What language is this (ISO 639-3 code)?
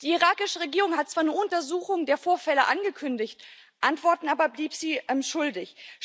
deu